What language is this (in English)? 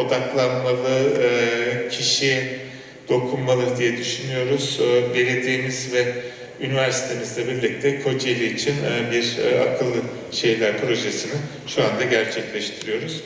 Turkish